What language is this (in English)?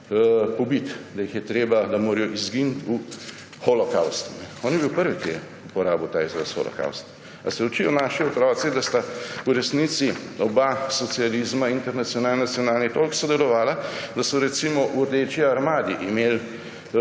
Slovenian